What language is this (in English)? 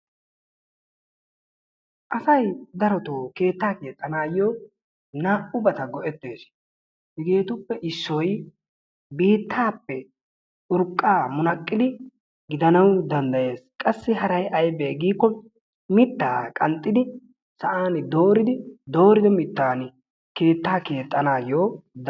Wolaytta